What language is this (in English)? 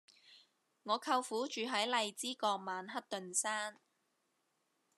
Cantonese